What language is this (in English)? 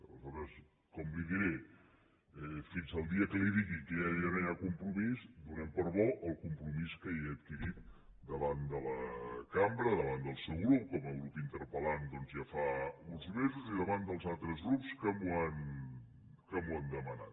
Catalan